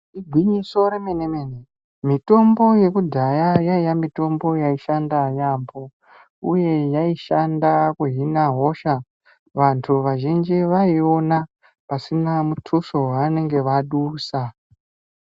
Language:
Ndau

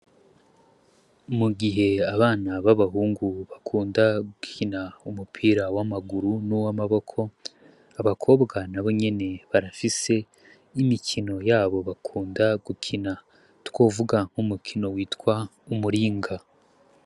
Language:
Rundi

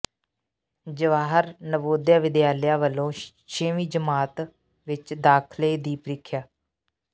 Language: Punjabi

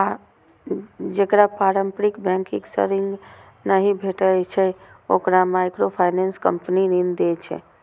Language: Maithili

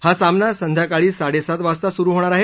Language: Marathi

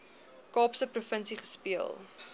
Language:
Afrikaans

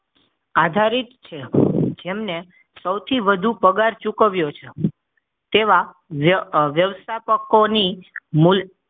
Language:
Gujarati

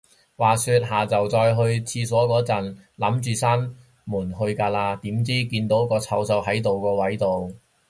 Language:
Cantonese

